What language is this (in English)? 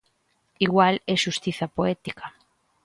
Galician